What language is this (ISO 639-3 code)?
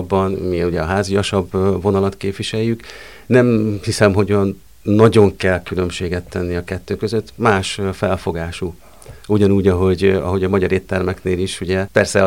hun